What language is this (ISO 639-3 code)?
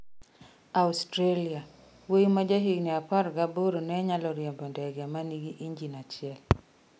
luo